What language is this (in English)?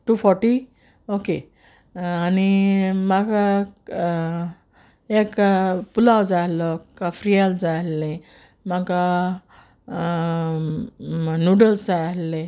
Konkani